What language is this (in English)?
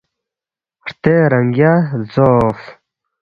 Balti